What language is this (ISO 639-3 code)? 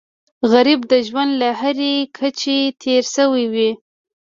pus